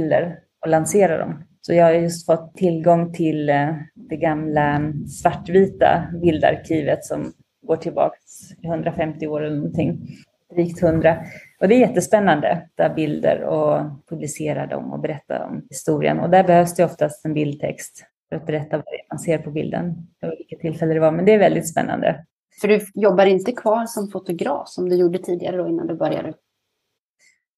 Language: Swedish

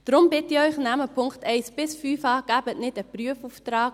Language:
Swiss German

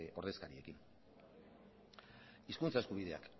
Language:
Basque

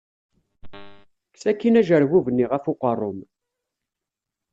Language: Kabyle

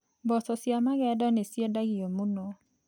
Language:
Kikuyu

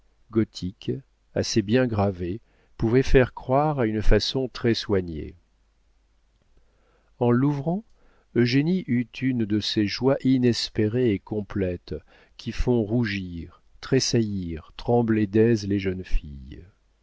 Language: French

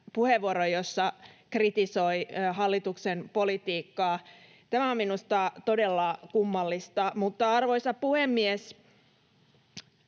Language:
Finnish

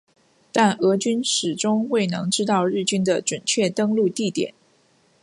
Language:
Chinese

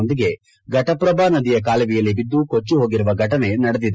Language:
Kannada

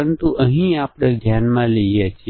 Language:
Gujarati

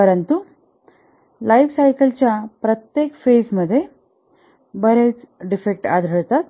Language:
Marathi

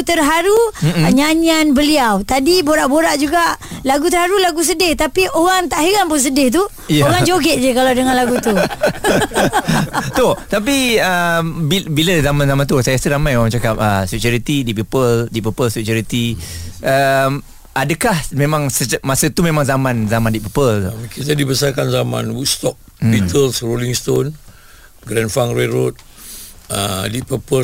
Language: Malay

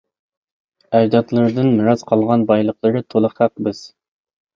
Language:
Uyghur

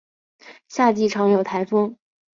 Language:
Chinese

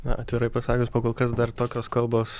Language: Lithuanian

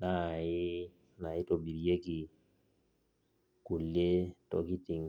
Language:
Masai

